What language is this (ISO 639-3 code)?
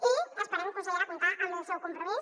cat